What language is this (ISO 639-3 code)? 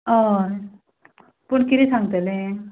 kok